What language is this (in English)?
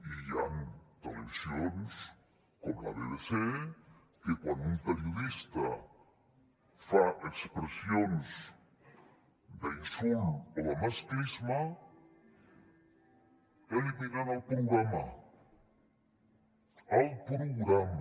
Catalan